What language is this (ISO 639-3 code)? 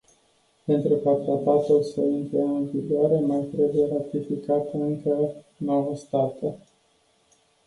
ron